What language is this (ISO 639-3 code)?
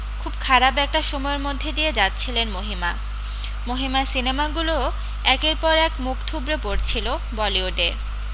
ben